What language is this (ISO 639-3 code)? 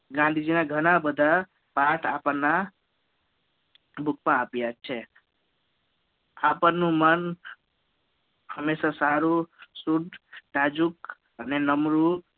guj